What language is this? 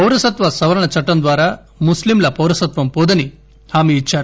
Telugu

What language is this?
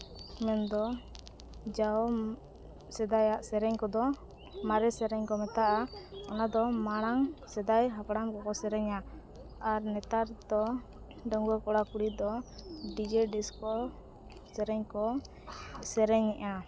Santali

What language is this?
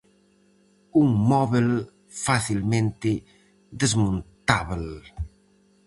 Galician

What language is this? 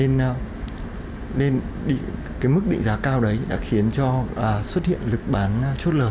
Vietnamese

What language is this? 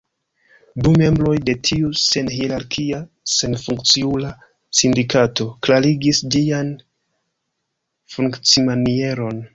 Esperanto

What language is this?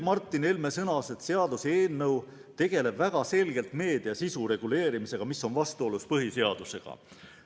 Estonian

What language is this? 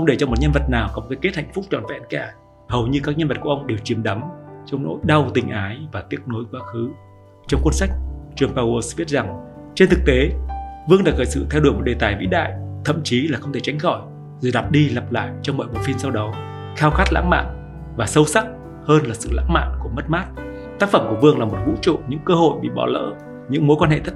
Vietnamese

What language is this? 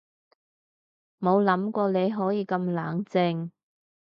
Cantonese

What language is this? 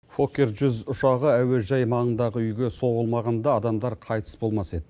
Kazakh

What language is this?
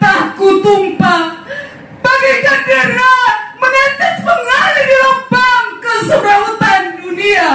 Indonesian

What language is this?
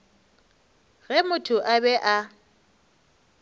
Northern Sotho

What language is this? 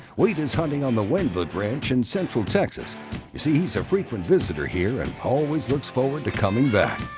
English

